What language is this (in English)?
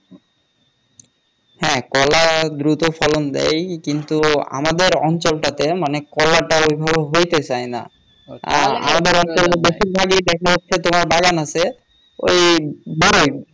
Bangla